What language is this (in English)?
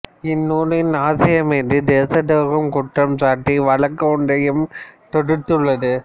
Tamil